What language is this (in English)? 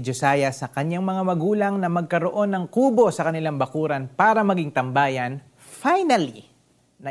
Filipino